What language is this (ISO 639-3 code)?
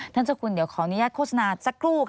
tha